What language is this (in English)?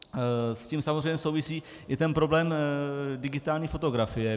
Czech